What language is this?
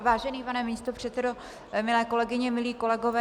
Czech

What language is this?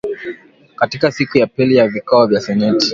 Swahili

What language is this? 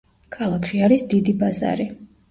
Georgian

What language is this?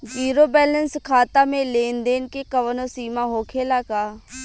Bhojpuri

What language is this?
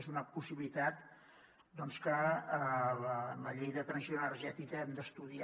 Catalan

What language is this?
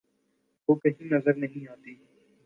Urdu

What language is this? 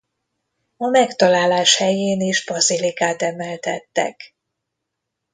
Hungarian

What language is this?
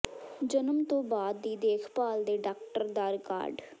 Punjabi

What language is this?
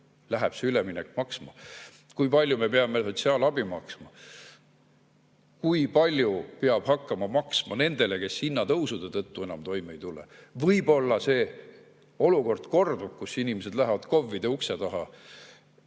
Estonian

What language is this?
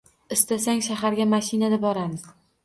Uzbek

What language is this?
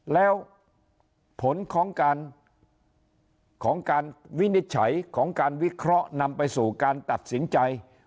Thai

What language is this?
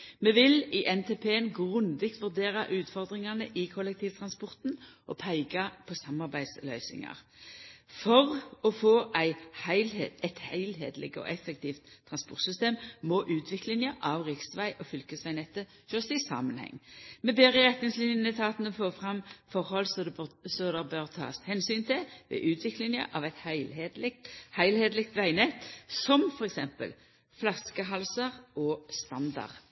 Norwegian Nynorsk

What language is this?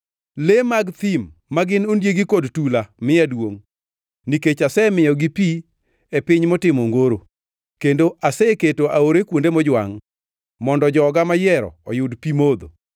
Luo (Kenya and Tanzania)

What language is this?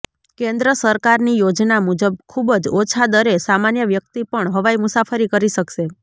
Gujarati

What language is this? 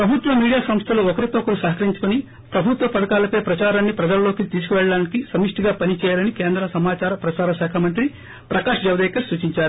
Telugu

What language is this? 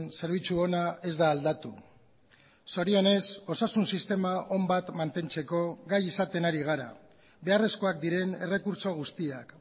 Basque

